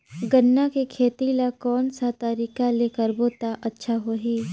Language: Chhattisgarhi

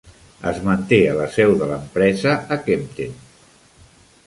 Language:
Catalan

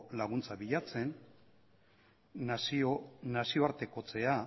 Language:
Basque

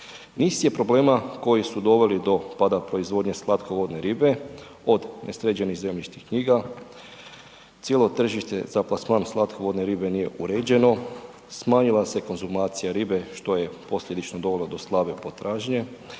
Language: Croatian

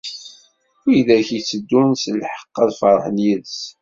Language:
Kabyle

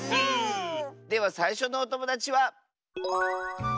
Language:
Japanese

